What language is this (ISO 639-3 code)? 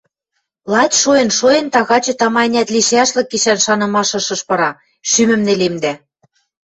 mrj